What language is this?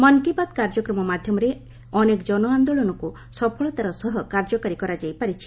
Odia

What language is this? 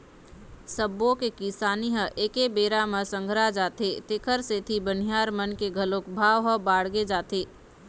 Chhattisgarhi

